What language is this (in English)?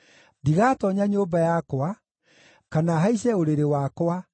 Kikuyu